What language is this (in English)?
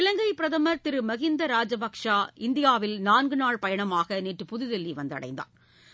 Tamil